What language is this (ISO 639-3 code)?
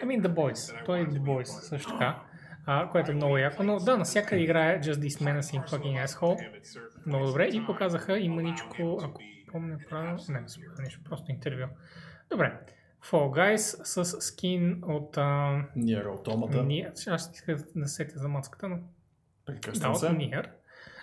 bul